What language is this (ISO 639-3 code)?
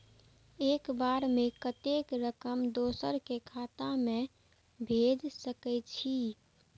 mai